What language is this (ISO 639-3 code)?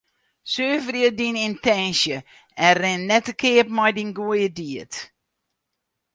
fry